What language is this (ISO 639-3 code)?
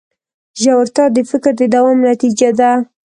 pus